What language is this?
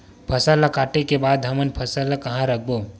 Chhattisgarhi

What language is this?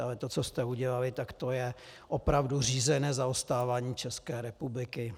Czech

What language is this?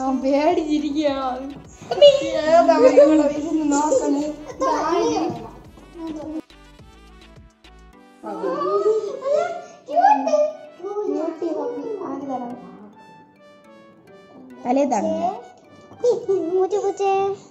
Turkish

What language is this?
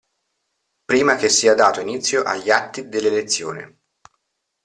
Italian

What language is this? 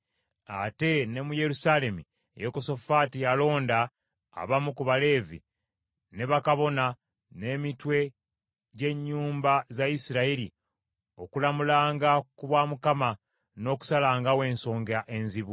Ganda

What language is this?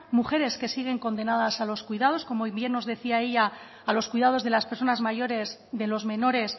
Spanish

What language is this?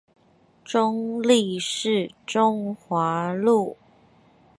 Chinese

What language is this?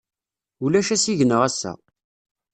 Kabyle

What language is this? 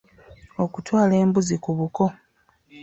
Ganda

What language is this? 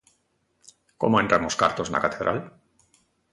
Galician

